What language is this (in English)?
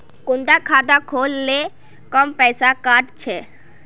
Magahi